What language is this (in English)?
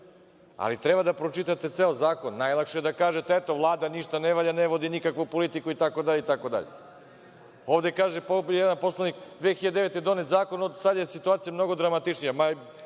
Serbian